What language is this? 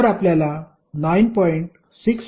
Marathi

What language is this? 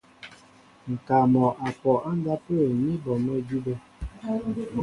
Mbo (Cameroon)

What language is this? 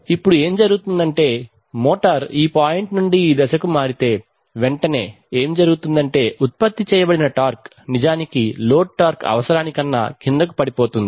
Telugu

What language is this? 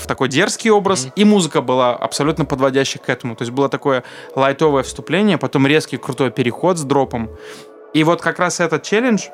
Russian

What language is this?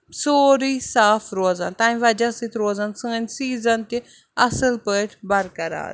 Kashmiri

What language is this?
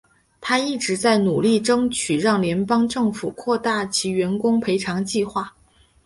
Chinese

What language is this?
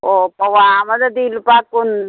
Manipuri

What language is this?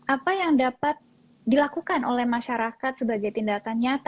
Indonesian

